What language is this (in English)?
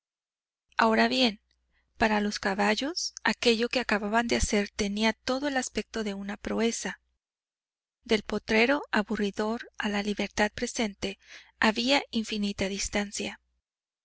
Spanish